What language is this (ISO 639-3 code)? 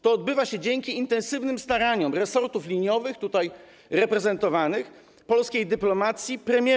pol